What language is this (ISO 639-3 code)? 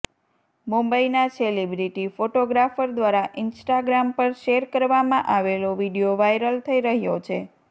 guj